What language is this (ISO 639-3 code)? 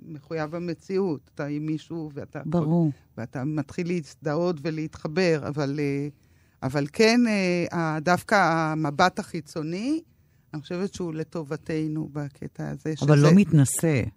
heb